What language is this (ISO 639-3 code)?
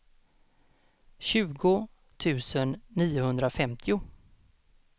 swe